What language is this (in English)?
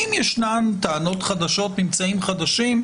Hebrew